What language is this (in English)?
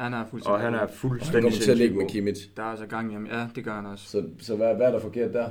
Danish